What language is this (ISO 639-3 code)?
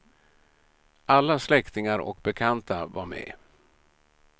swe